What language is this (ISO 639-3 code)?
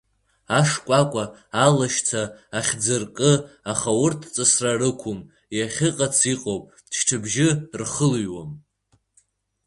abk